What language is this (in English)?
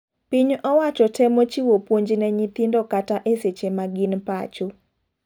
Luo (Kenya and Tanzania)